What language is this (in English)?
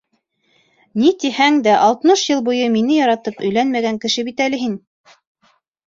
Bashkir